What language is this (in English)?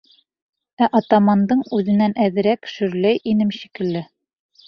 Bashkir